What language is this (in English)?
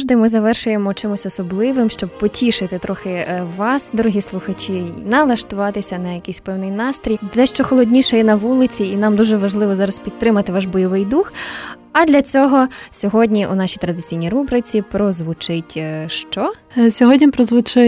Ukrainian